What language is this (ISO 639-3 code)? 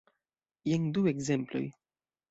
epo